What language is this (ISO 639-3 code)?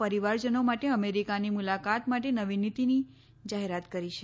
guj